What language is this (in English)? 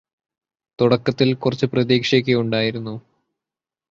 Malayalam